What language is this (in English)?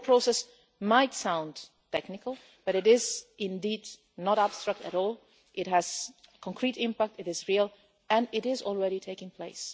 English